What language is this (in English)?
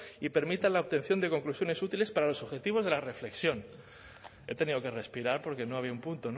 Spanish